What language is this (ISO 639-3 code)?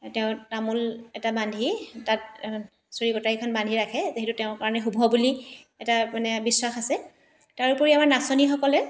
asm